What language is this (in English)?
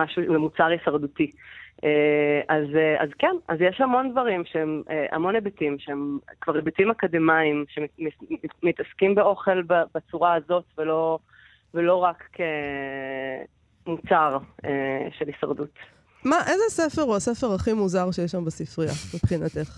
Hebrew